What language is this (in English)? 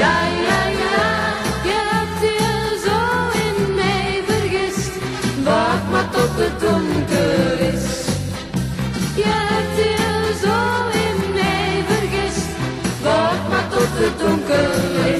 Dutch